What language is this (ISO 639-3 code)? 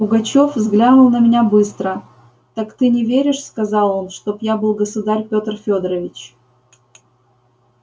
rus